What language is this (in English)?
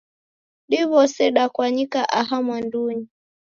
Taita